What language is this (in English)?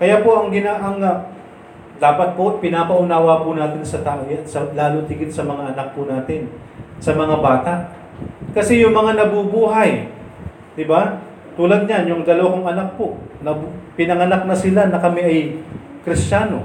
Filipino